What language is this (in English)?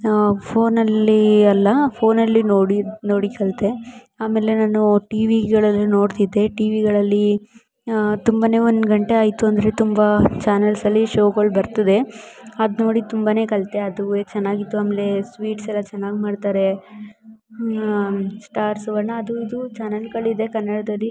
Kannada